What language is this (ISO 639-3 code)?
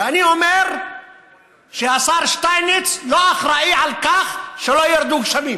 heb